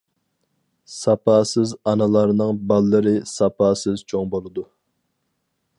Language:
Uyghur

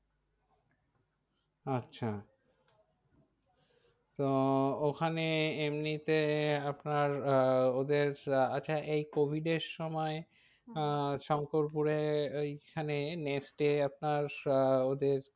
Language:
Bangla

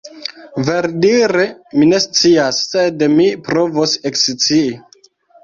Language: Esperanto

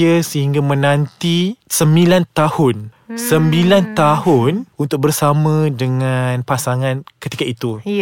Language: Malay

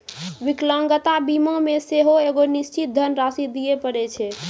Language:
Maithili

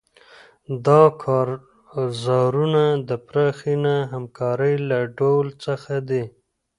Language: Pashto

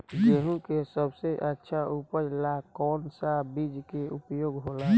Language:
Bhojpuri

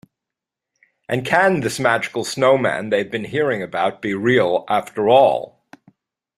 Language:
English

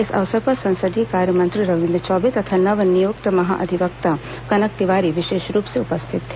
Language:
Hindi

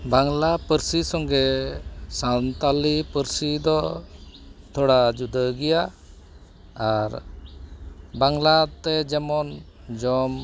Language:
Santali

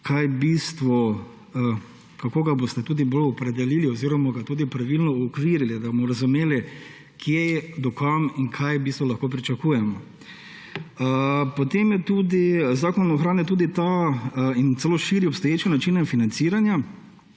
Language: Slovenian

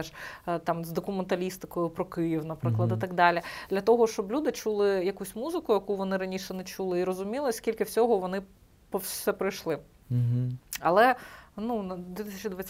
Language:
Ukrainian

